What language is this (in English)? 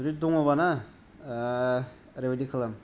Bodo